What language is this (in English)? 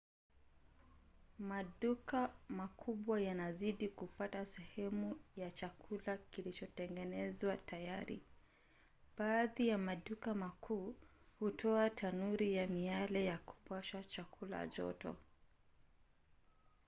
Swahili